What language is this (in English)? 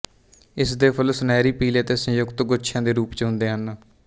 Punjabi